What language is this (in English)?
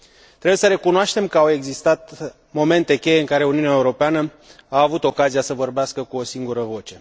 Romanian